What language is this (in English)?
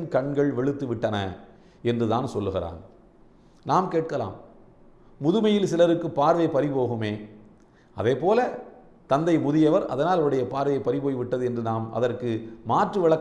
Indonesian